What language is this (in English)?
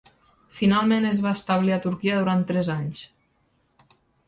Catalan